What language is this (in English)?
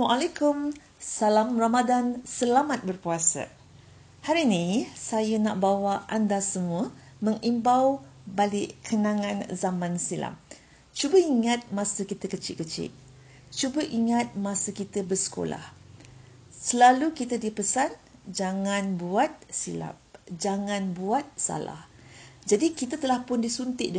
Malay